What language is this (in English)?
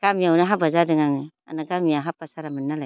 Bodo